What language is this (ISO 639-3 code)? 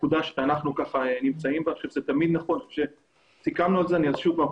heb